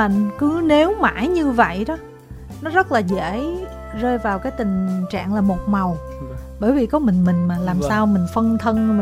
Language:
Vietnamese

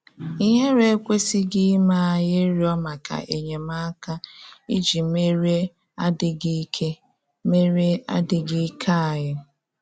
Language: Igbo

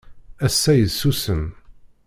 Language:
Kabyle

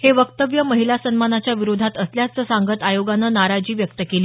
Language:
Marathi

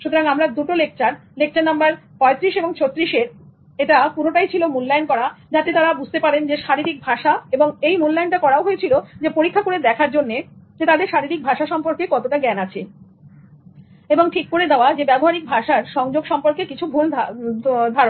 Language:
Bangla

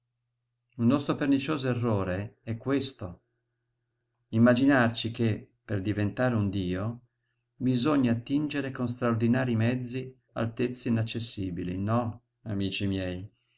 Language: Italian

